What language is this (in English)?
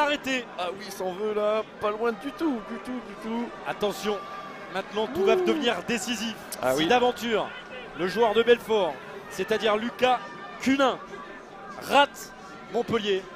French